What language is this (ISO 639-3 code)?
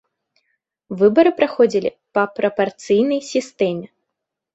bel